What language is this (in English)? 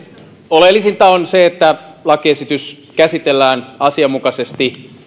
Finnish